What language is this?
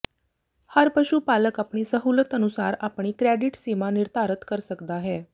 Punjabi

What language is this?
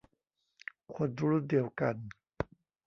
Thai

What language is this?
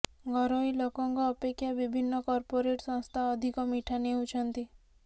Odia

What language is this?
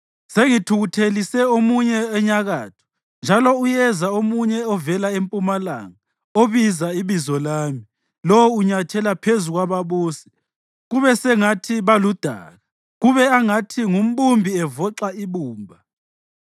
North Ndebele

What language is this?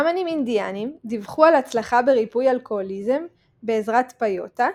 Hebrew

